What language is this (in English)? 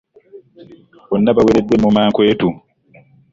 Ganda